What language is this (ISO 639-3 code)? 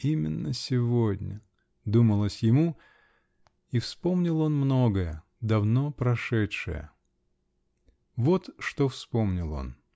rus